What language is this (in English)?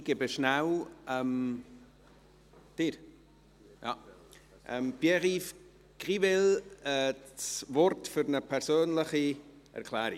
Swiss German